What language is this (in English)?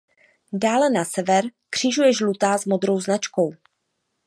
Czech